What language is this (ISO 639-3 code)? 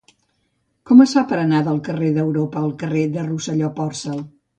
cat